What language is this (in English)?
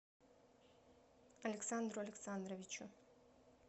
Russian